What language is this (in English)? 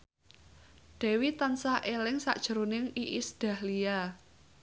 Javanese